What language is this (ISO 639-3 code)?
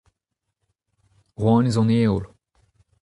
bre